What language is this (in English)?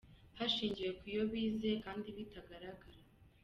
Kinyarwanda